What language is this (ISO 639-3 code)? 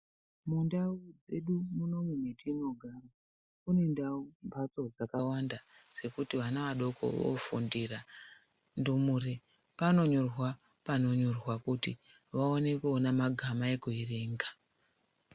ndc